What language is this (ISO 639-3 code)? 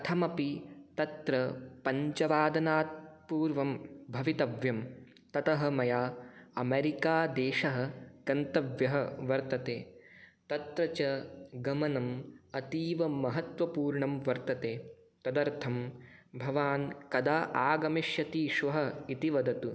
san